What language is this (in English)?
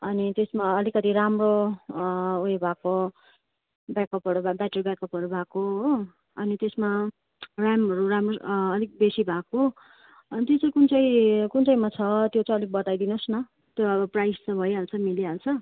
Nepali